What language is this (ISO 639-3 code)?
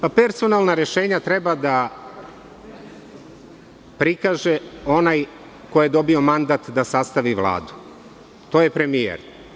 srp